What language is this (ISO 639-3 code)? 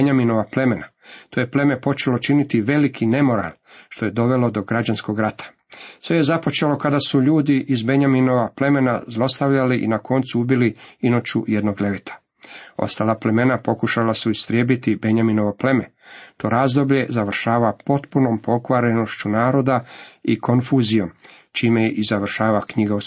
hrv